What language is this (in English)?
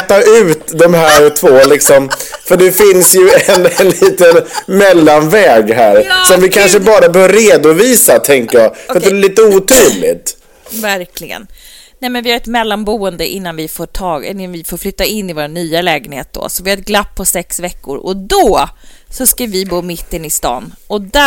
Swedish